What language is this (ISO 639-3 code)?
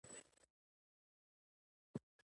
pus